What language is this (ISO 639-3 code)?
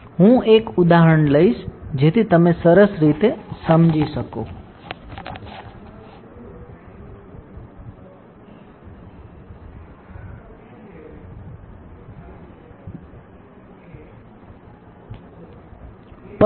guj